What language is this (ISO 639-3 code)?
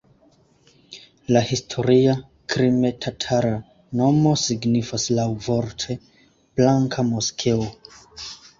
epo